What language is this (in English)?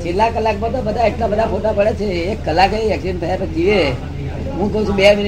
Gujarati